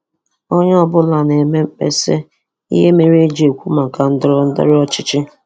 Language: Igbo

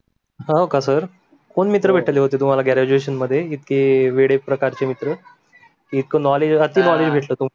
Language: Marathi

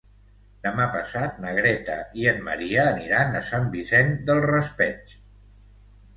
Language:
Catalan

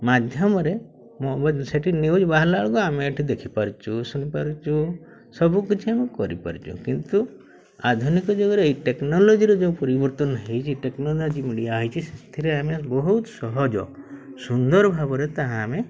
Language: Odia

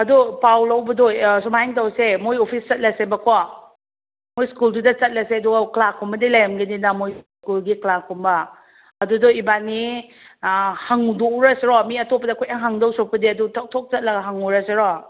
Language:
Manipuri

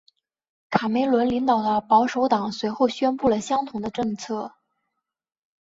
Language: Chinese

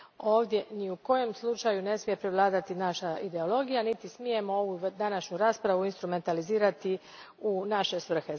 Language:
Croatian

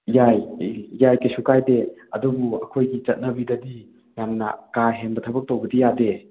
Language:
Manipuri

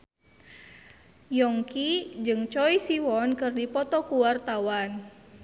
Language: Sundanese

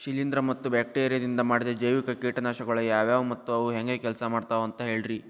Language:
Kannada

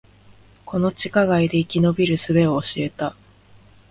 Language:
Japanese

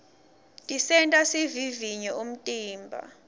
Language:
Swati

